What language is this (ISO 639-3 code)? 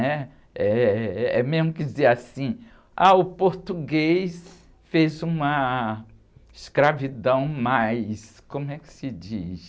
por